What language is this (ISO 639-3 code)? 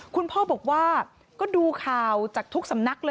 tha